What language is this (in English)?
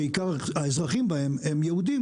Hebrew